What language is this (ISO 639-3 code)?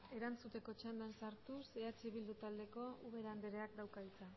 eus